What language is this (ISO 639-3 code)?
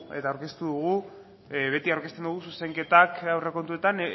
eus